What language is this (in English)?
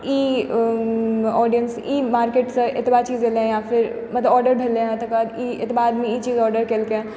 Maithili